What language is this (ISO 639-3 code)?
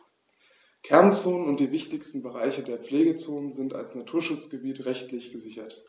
deu